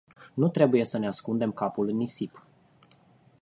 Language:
Romanian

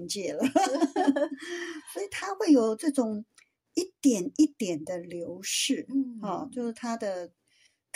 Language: Chinese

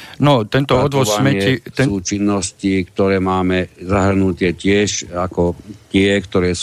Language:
Slovak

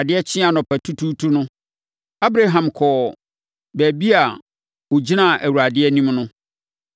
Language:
Akan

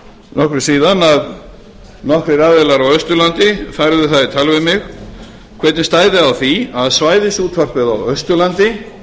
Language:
Icelandic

